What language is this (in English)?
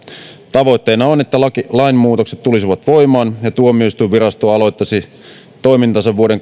Finnish